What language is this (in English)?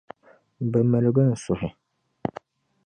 Dagbani